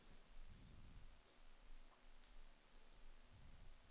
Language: Swedish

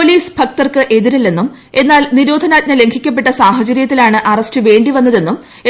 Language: Malayalam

